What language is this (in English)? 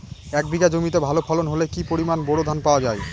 Bangla